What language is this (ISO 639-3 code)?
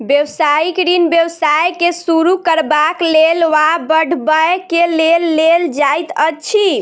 mai